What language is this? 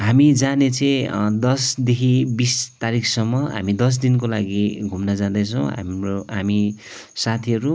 Nepali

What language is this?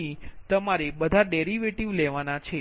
Gujarati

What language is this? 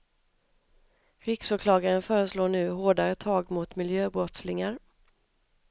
Swedish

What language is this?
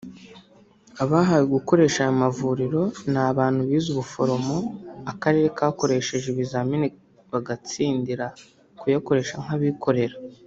Kinyarwanda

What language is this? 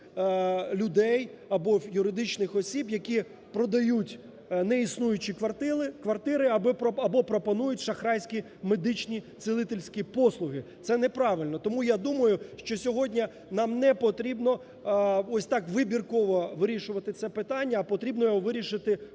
Ukrainian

